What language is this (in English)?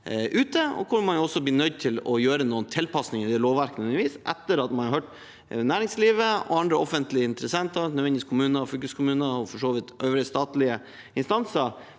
Norwegian